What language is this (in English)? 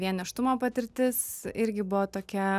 Lithuanian